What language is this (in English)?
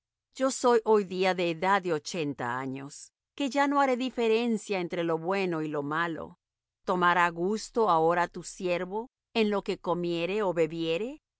Spanish